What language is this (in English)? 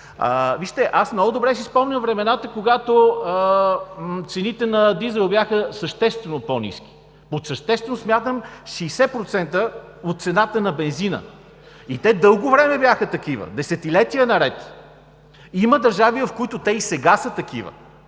Bulgarian